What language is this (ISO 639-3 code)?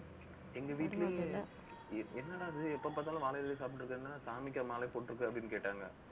tam